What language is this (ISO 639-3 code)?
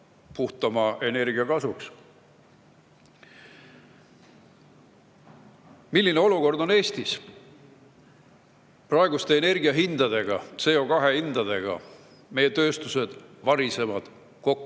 est